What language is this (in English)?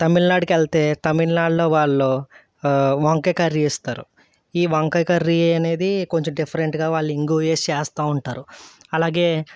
Telugu